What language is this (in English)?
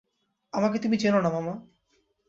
Bangla